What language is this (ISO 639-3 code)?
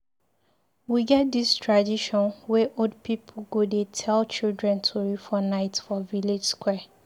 pcm